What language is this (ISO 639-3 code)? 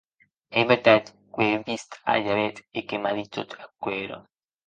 oci